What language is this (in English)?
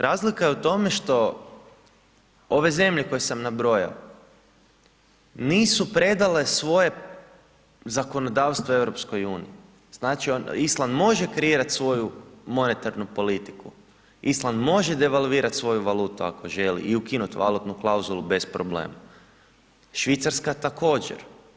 Croatian